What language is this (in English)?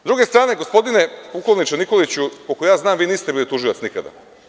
Serbian